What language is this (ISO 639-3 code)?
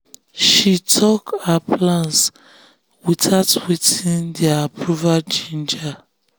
pcm